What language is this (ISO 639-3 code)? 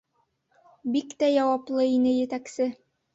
bak